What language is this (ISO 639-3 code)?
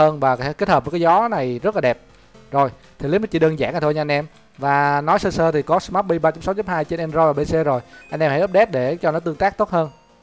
vie